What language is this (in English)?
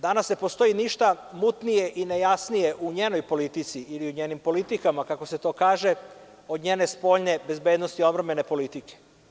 Serbian